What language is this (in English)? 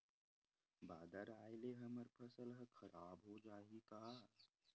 Chhattisgarhi